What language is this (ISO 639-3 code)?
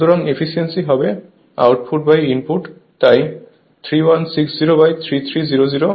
ben